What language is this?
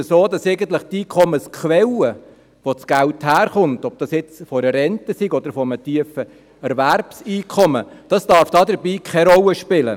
Swiss German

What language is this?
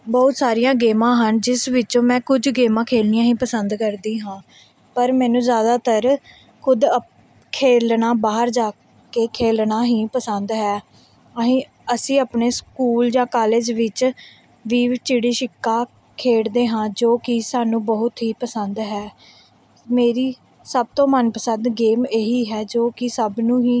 Punjabi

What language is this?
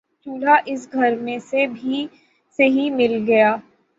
Urdu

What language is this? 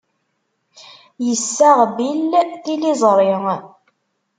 Kabyle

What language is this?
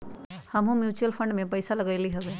Magahi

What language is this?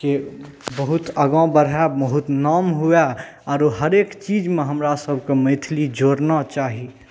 Maithili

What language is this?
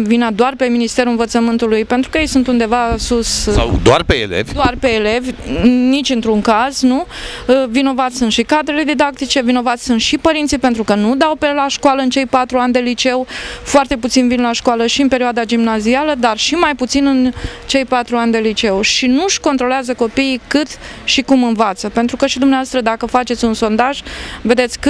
Romanian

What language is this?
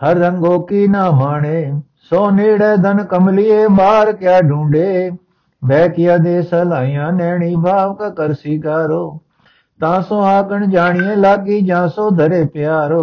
Punjabi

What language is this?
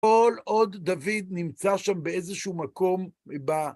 Hebrew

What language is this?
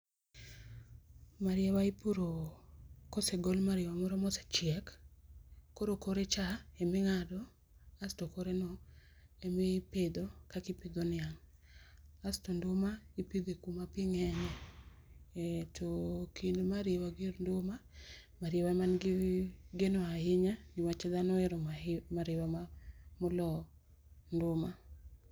Luo (Kenya and Tanzania)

